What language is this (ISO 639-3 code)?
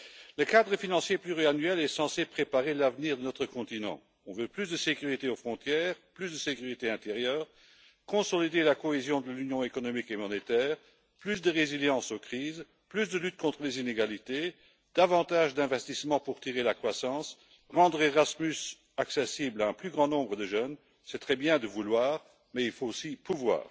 fra